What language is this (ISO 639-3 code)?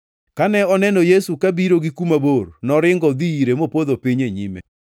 luo